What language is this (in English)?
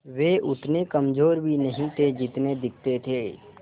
Hindi